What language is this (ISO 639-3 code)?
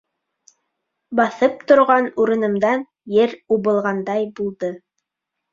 bak